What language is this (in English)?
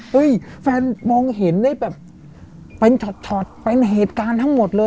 Thai